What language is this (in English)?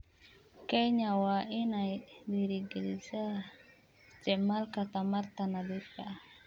Somali